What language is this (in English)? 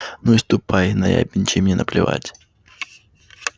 Russian